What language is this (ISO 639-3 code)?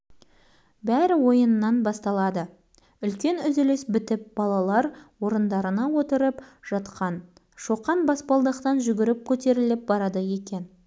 kaz